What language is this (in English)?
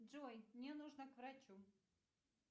Russian